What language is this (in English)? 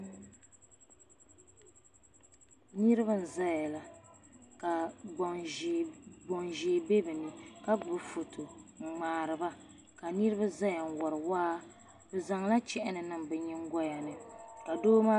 Dagbani